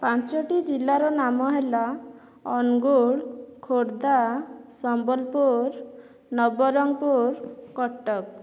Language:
Odia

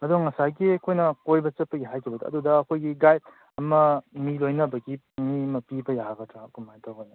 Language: Manipuri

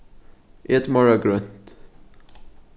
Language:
Faroese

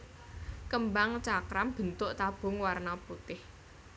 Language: Javanese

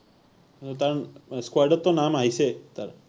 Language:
Assamese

